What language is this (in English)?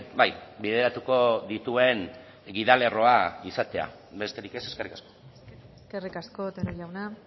Basque